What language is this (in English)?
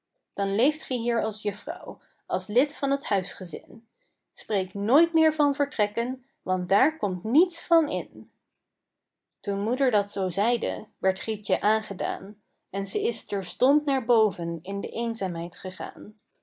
Dutch